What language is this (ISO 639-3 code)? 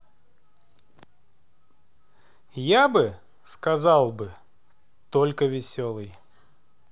rus